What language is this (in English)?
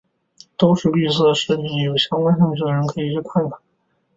Chinese